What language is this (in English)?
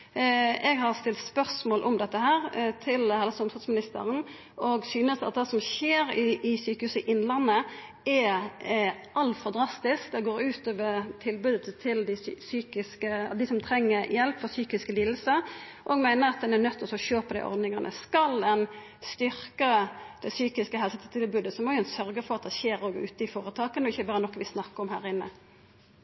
Norwegian Nynorsk